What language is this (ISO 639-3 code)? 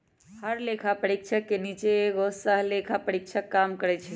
mag